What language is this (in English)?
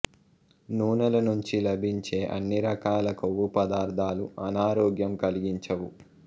Telugu